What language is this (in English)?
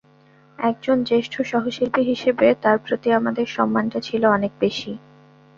Bangla